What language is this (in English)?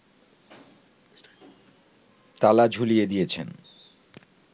Bangla